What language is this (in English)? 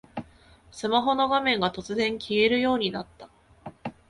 Japanese